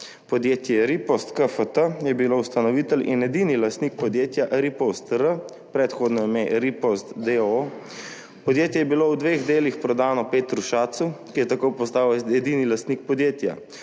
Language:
Slovenian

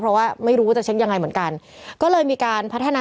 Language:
Thai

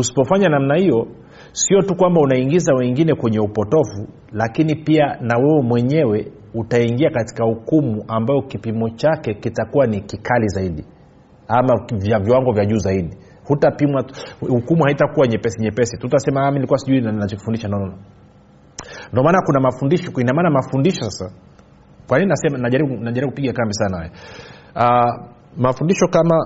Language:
Swahili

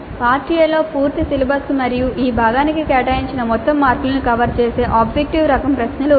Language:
Telugu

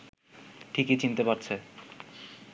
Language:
Bangla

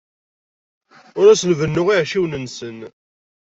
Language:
Kabyle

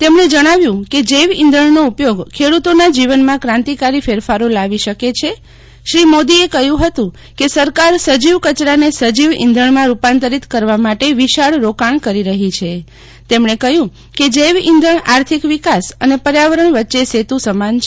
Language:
Gujarati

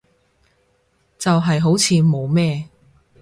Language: Cantonese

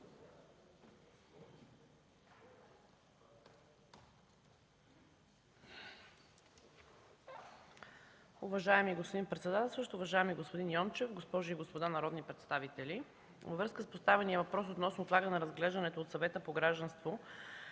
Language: Bulgarian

